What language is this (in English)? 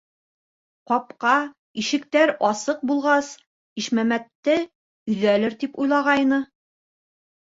Bashkir